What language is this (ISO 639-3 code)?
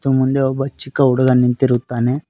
kan